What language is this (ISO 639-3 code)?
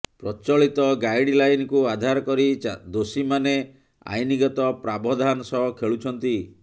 ori